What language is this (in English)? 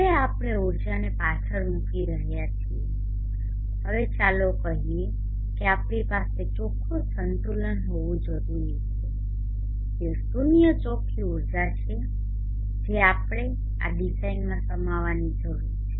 Gujarati